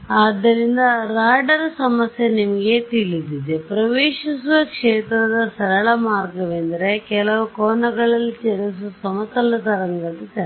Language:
Kannada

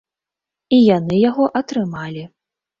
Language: Belarusian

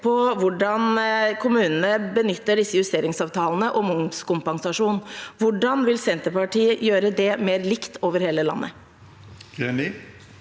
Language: Norwegian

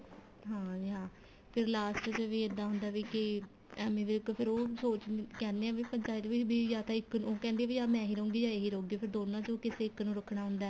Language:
Punjabi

